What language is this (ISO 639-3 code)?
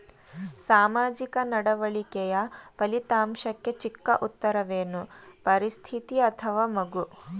kan